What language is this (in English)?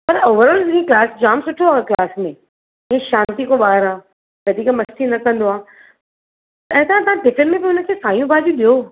Sindhi